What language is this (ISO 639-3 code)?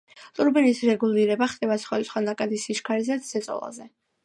kat